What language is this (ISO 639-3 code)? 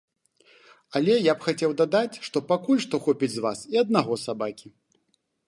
bel